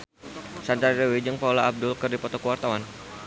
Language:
Sundanese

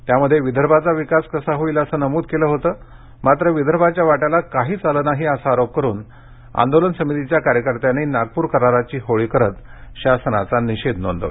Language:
Marathi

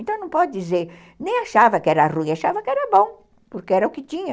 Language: Portuguese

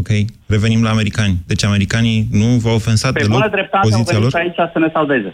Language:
Romanian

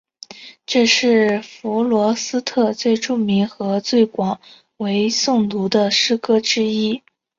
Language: Chinese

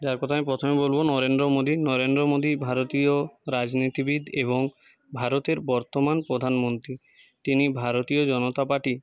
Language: Bangla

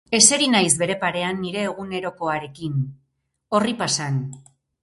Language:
Basque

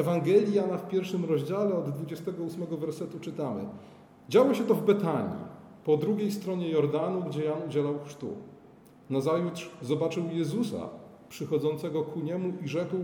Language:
Polish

